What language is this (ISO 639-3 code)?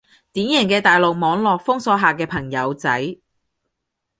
yue